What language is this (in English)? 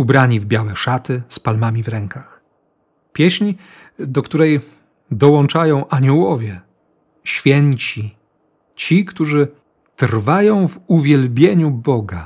Polish